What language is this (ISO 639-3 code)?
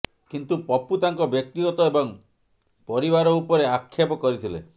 ori